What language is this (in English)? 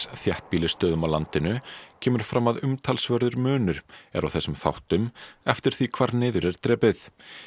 Icelandic